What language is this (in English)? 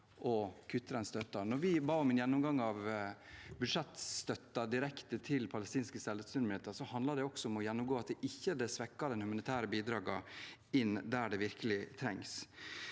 Norwegian